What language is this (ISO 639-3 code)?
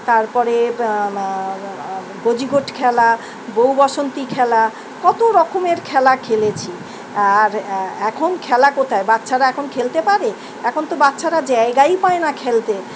ben